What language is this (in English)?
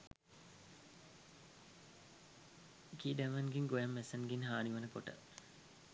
Sinhala